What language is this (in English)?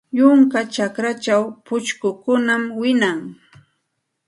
Santa Ana de Tusi Pasco Quechua